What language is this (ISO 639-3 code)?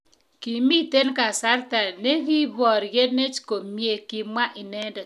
kln